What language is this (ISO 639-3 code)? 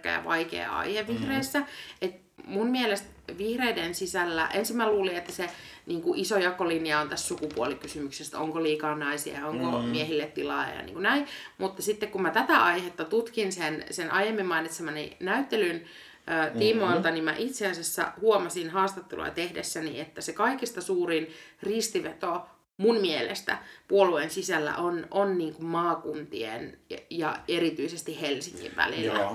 fin